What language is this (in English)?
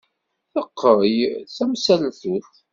Kabyle